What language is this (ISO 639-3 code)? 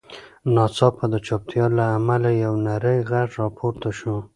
pus